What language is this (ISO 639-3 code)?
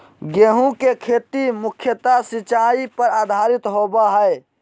mag